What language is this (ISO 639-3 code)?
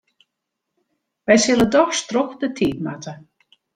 fry